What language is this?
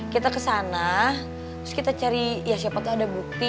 Indonesian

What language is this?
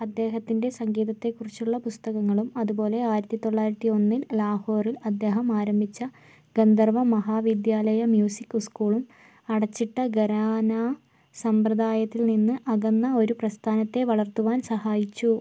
Malayalam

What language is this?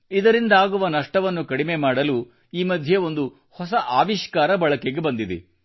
Kannada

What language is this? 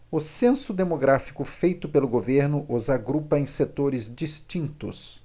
Portuguese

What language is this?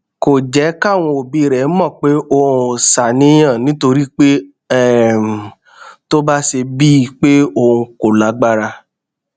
Yoruba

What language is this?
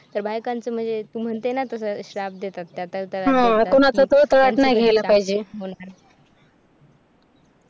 Marathi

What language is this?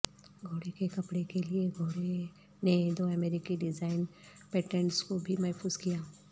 Urdu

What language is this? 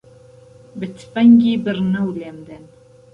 Central Kurdish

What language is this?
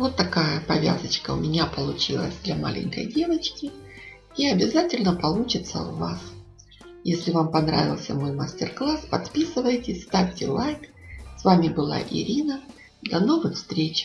Russian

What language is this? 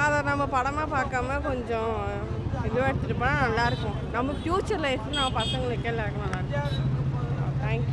Korean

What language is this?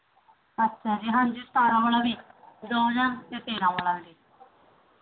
Punjabi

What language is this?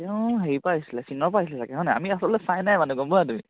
Assamese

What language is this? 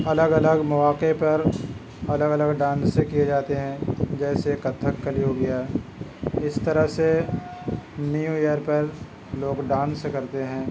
Urdu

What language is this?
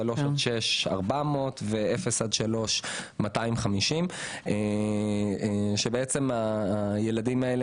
Hebrew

